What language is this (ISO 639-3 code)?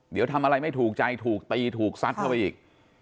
tha